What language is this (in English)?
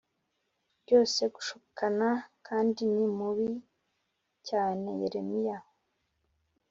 Kinyarwanda